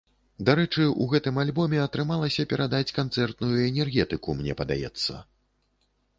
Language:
Belarusian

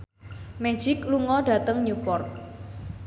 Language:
Javanese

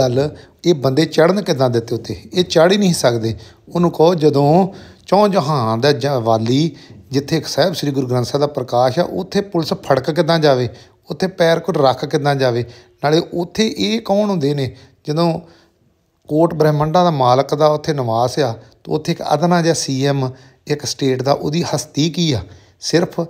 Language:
Punjabi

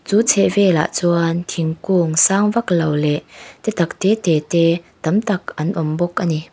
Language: Mizo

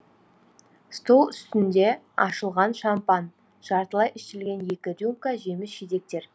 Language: Kazakh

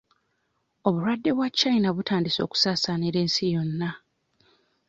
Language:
Ganda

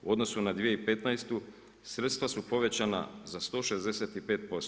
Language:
Croatian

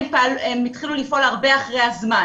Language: Hebrew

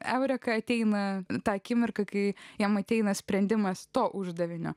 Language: Lithuanian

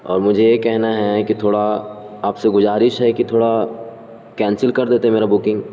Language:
Urdu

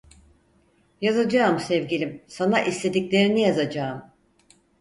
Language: Turkish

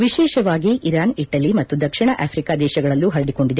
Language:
Kannada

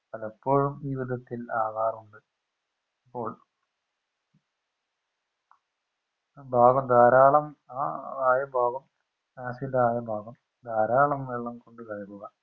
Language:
Malayalam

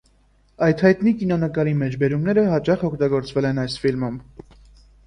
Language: Armenian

